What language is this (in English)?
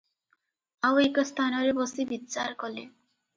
Odia